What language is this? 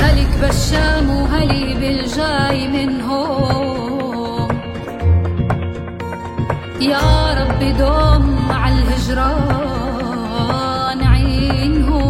Arabic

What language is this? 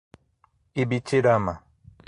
Portuguese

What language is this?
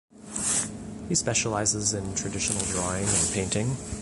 English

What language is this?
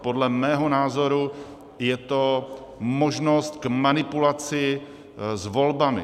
Czech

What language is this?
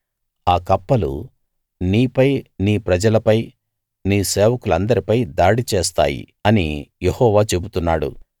Telugu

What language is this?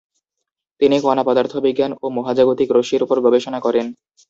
Bangla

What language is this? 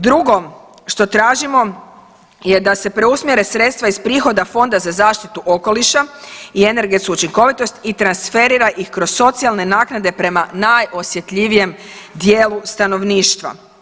Croatian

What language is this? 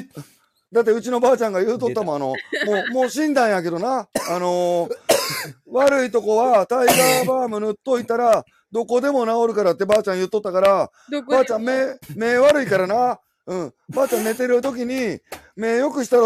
Japanese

